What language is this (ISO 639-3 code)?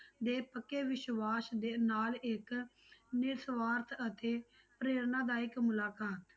pan